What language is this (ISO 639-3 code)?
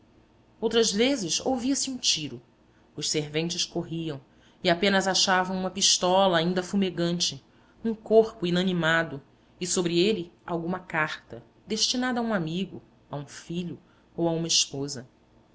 por